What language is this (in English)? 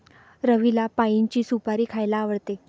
Marathi